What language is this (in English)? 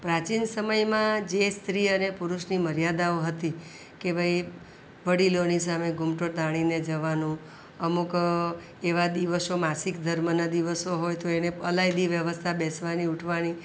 Gujarati